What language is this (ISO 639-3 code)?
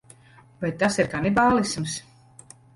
lav